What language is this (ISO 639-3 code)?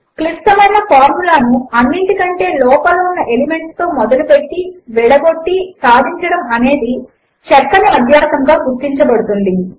tel